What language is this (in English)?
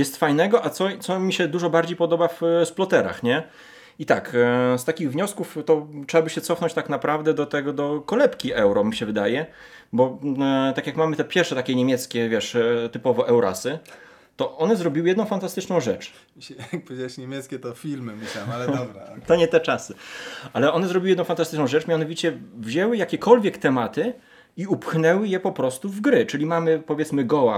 Polish